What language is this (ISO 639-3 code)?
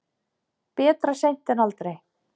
isl